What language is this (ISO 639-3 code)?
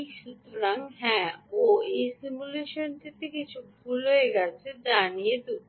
ben